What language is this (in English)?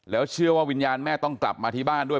Thai